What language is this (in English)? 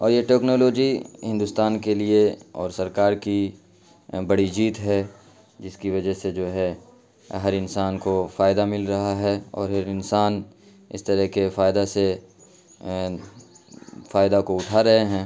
Urdu